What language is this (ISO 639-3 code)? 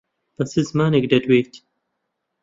ckb